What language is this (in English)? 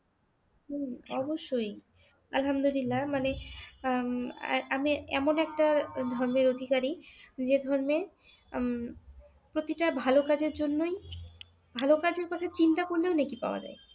Bangla